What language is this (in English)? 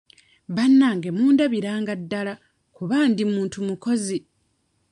Ganda